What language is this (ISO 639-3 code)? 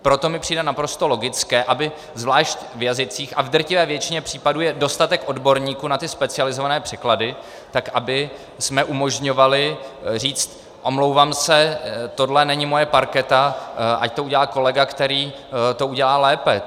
ces